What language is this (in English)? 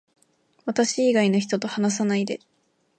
Japanese